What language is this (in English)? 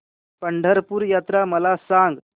Marathi